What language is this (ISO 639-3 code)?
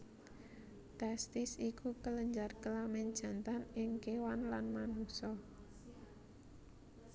jav